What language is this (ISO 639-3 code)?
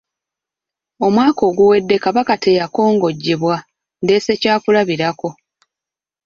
lug